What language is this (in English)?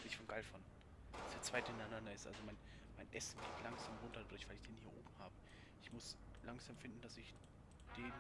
German